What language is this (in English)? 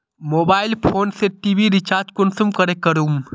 Magahi